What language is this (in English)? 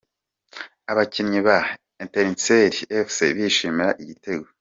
Kinyarwanda